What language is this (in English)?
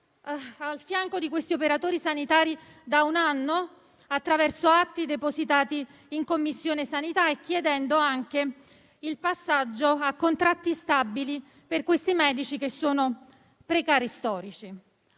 Italian